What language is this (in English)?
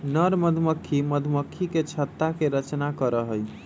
Magahi